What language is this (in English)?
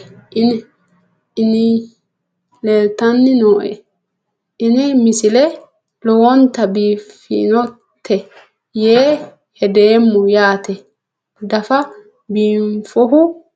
Sidamo